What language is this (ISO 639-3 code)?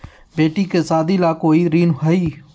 mag